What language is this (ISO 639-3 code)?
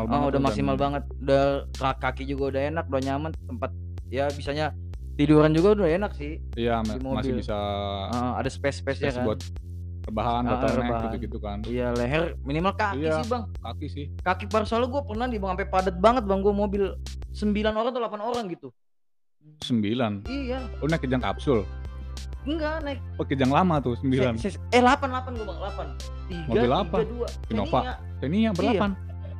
ind